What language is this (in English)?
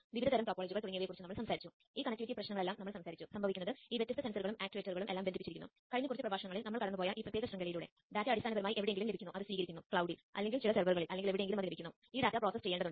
Malayalam